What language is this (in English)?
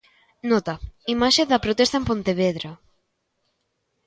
Galician